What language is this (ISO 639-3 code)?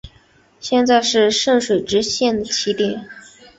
zho